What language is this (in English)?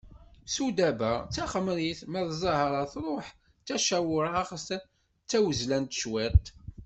Kabyle